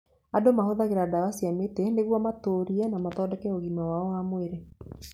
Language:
Kikuyu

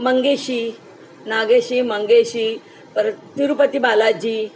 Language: Marathi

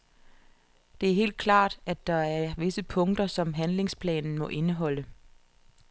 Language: Danish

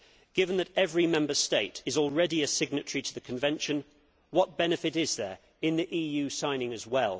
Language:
English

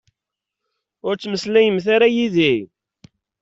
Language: Kabyle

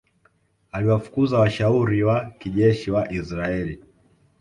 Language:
Swahili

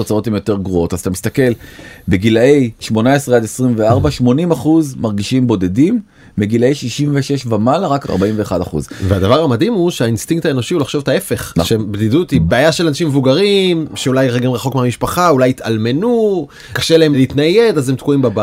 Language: Hebrew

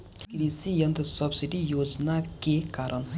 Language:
Bhojpuri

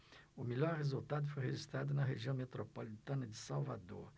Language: Portuguese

